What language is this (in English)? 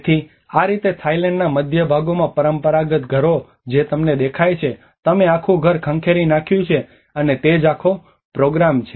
Gujarati